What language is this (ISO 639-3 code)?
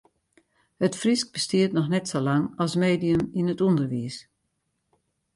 fry